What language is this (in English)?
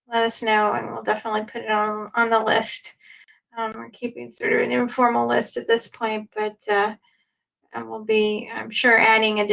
English